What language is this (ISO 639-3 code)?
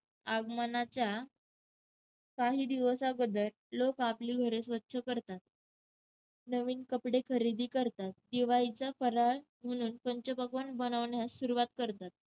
mar